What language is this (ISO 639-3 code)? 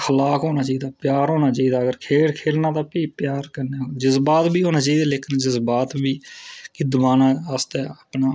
doi